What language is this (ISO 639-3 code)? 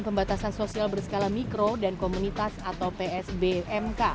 ind